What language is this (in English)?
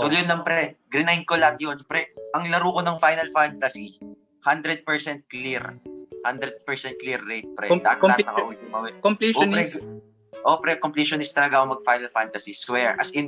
Filipino